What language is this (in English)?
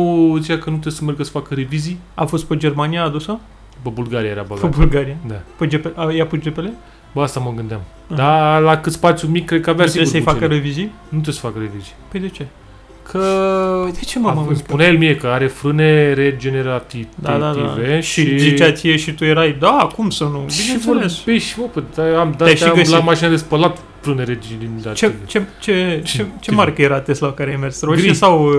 Romanian